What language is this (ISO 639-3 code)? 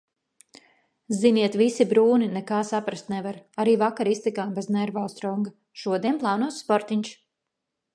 lav